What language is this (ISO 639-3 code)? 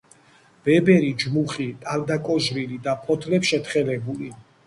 kat